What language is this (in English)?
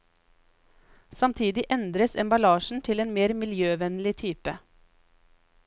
Norwegian